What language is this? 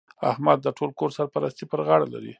Pashto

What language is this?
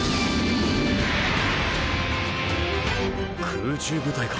Japanese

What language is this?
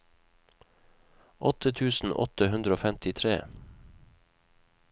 Norwegian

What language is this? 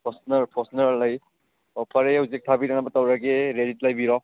Manipuri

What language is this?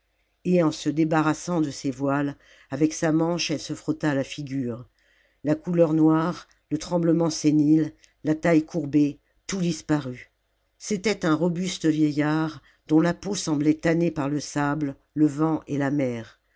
French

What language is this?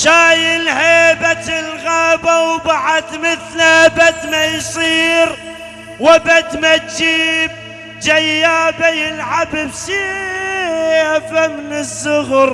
Arabic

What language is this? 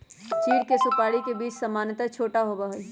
Magahi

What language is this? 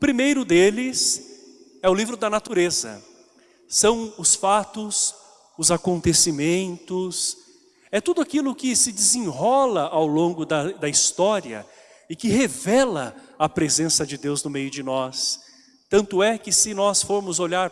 Portuguese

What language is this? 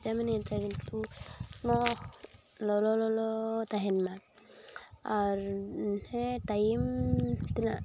Santali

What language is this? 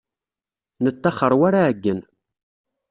Kabyle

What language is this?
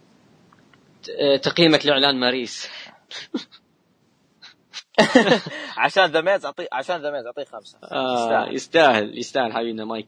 Arabic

